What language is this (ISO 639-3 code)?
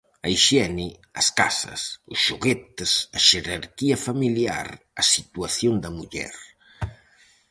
glg